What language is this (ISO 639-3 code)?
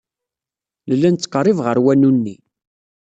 kab